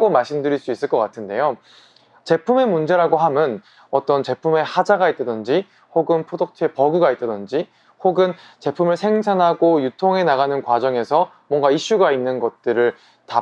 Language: Korean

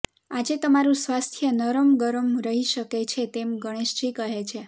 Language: Gujarati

